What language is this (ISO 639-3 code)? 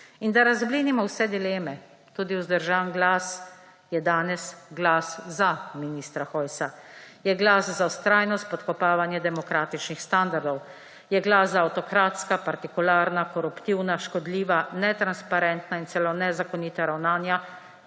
slv